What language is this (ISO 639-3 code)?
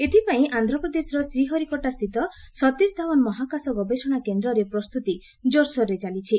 ori